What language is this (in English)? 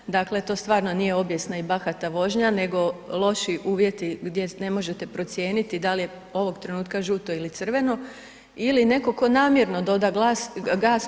Croatian